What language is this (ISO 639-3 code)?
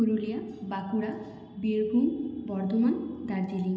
ben